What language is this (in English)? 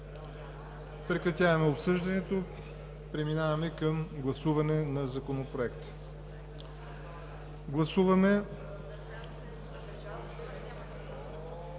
Bulgarian